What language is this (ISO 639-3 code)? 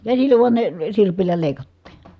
fin